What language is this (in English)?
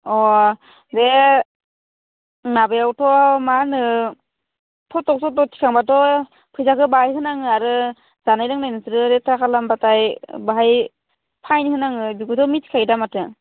Bodo